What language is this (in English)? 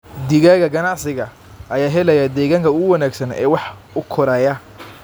Somali